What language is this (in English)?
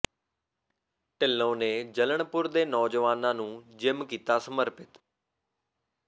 Punjabi